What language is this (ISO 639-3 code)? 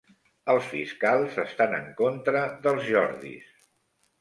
cat